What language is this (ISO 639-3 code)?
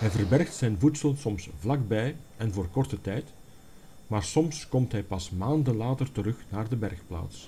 nld